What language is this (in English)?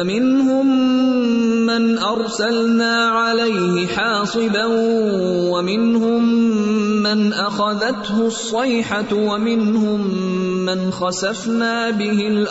Urdu